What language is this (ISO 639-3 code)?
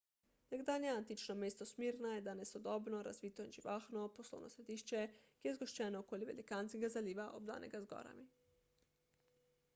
slv